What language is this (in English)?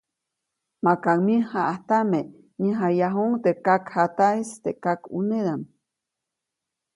Copainalá Zoque